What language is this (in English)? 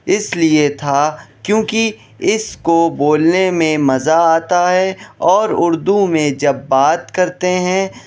Urdu